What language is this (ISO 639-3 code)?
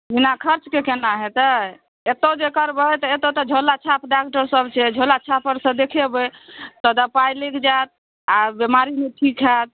mai